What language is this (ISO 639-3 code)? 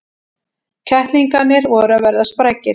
isl